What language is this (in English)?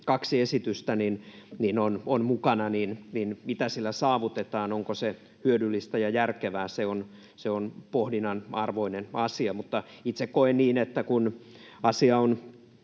Finnish